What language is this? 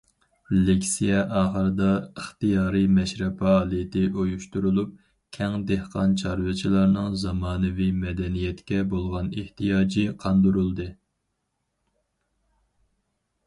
Uyghur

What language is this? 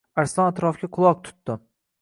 Uzbek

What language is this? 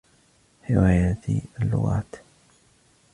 Arabic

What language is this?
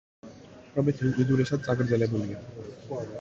Georgian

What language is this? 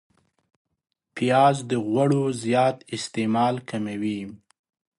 Pashto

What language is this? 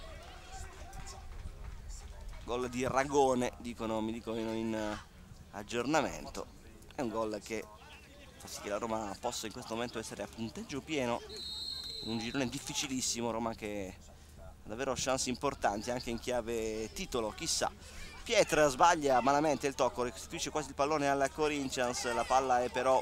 Italian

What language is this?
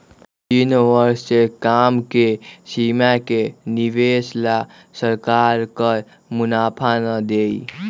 Magahi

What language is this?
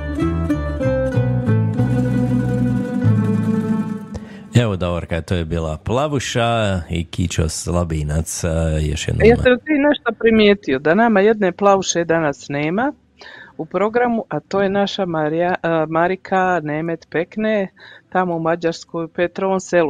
Croatian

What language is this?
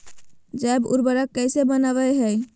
Magahi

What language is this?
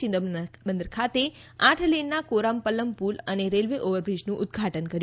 Gujarati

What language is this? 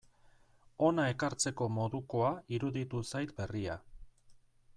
Basque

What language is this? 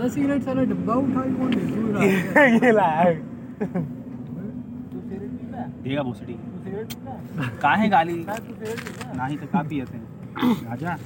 Hindi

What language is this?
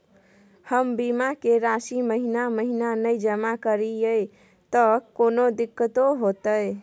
Maithili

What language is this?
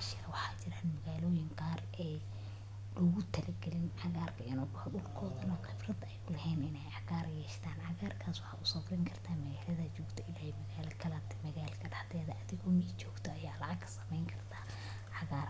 Somali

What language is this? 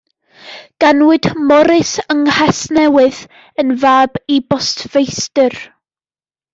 Welsh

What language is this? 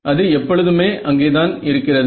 Tamil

